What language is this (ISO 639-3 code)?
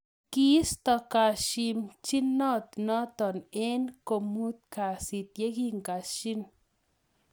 kln